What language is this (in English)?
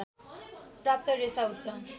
Nepali